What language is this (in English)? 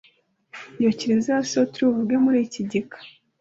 Kinyarwanda